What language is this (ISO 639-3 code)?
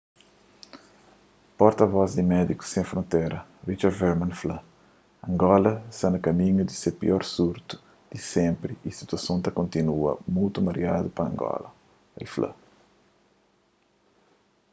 kea